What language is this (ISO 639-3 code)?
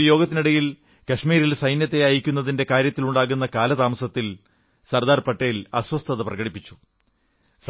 mal